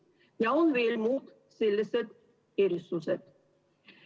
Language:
Estonian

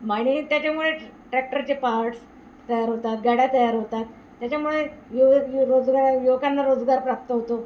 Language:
Marathi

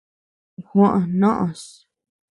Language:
Tepeuxila Cuicatec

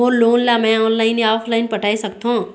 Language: Chhattisgarhi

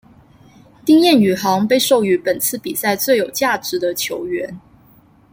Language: Chinese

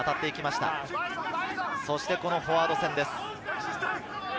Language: Japanese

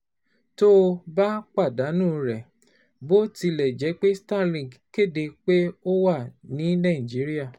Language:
Yoruba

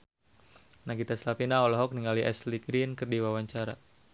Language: Sundanese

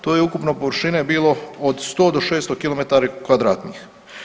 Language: Croatian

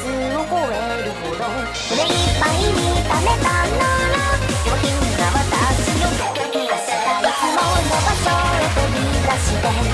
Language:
Japanese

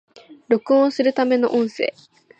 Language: Japanese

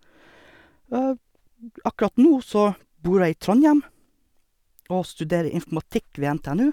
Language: Norwegian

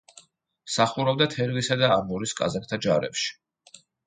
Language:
Georgian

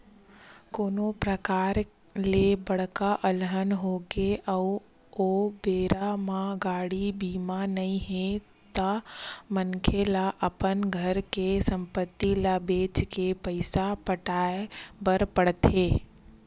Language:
Chhattisgarhi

